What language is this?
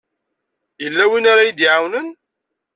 Kabyle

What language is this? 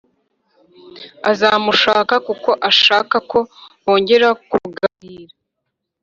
Kinyarwanda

